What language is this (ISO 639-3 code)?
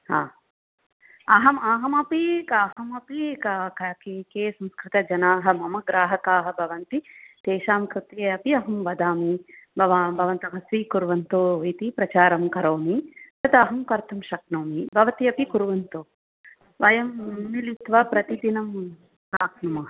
san